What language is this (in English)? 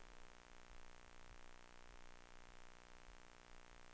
Swedish